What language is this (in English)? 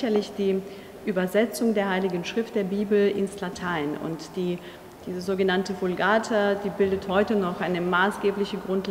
German